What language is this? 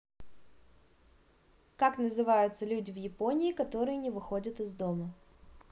Russian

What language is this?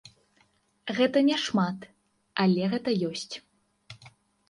Belarusian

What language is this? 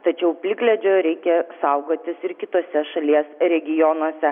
Lithuanian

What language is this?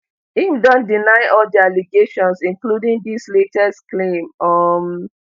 Nigerian Pidgin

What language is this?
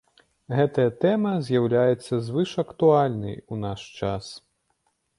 Belarusian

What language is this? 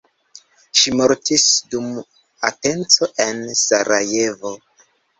Esperanto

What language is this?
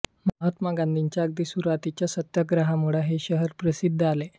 Marathi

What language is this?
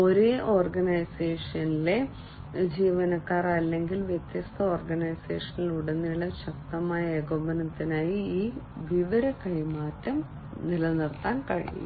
Malayalam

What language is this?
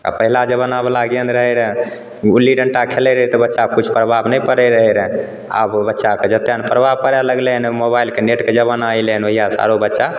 Maithili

